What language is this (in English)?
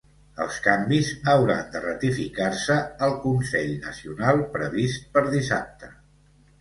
Catalan